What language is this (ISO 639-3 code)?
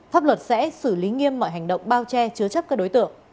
vie